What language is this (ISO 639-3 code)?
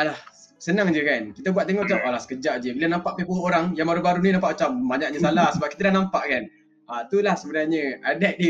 msa